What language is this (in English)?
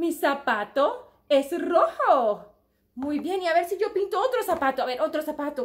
Spanish